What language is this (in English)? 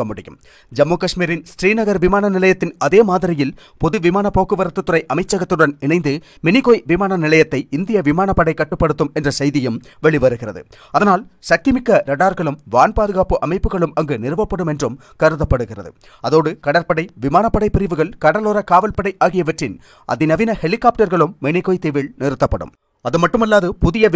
Tamil